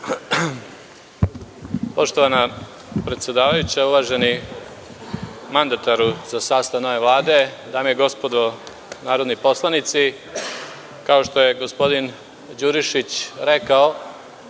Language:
Serbian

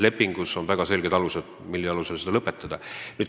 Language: Estonian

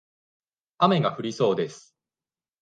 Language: Japanese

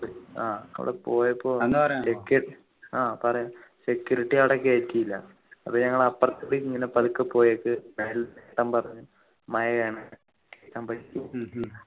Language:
Malayalam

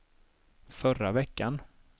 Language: Swedish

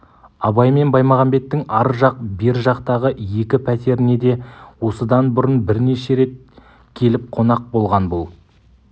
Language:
Kazakh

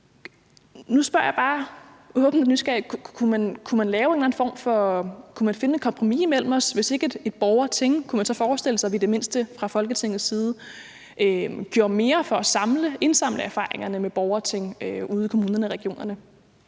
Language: Danish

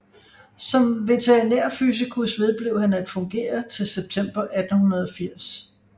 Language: Danish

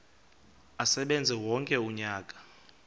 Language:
Xhosa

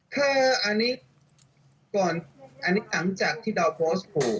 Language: Thai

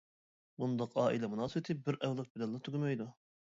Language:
Uyghur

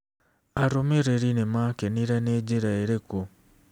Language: Kikuyu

